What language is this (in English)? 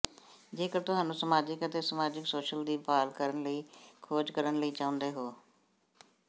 Punjabi